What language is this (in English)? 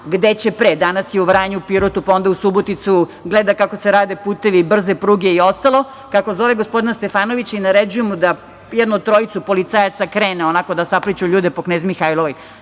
Serbian